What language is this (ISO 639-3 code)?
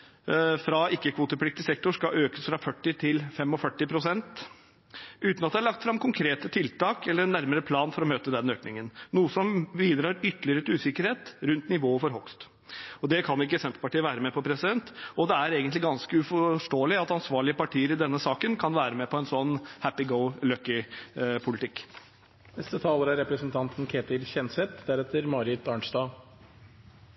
nob